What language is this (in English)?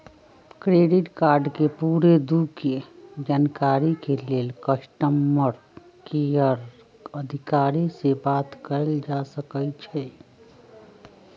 Magahi